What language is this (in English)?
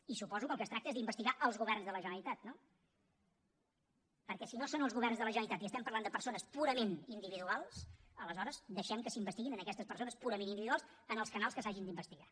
Catalan